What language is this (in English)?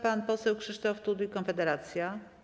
Polish